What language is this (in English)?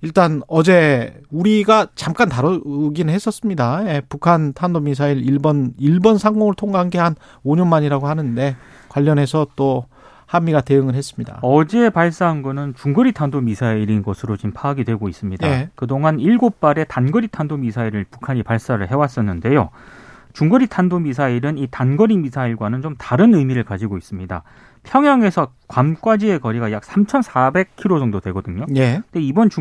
Korean